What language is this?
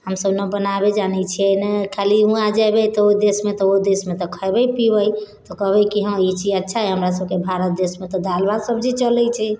Maithili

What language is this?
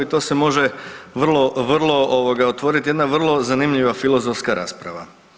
Croatian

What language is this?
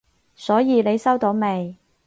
Cantonese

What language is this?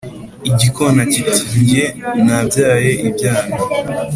Kinyarwanda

